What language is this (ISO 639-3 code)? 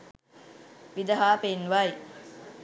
sin